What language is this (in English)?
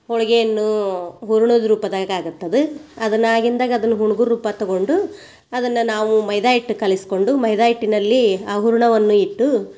Kannada